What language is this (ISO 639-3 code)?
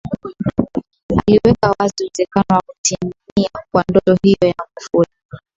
swa